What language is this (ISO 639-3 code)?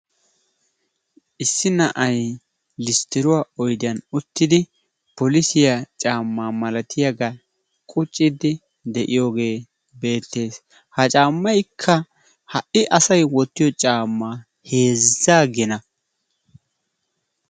wal